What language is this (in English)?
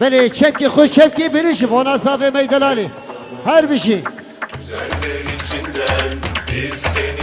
Turkish